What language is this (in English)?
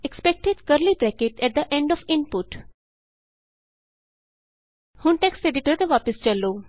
Punjabi